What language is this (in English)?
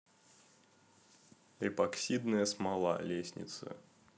Russian